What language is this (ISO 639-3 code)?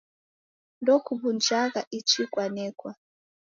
dav